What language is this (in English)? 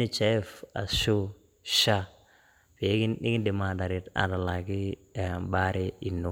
Masai